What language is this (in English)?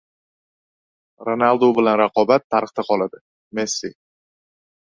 Uzbek